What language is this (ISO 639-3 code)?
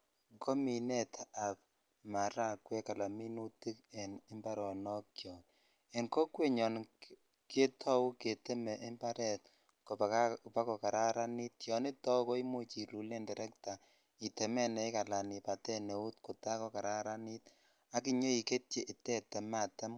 kln